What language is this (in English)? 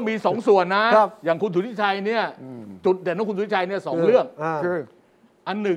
Thai